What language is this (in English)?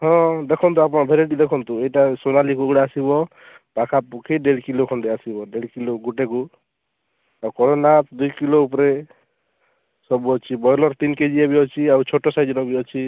Odia